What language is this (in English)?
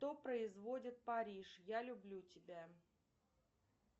Russian